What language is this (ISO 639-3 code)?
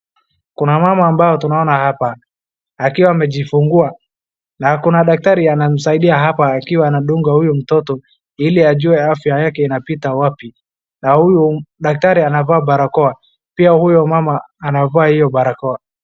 swa